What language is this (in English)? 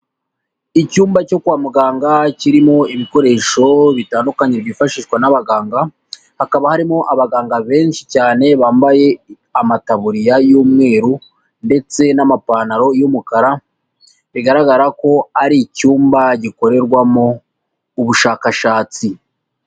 Kinyarwanda